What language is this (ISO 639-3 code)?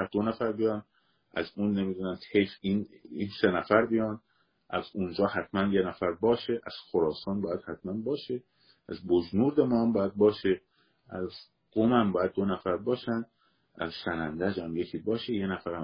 fas